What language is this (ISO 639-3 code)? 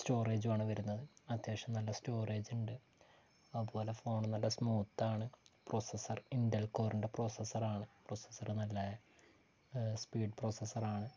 mal